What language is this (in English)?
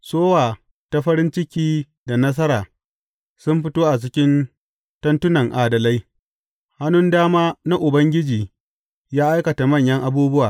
Hausa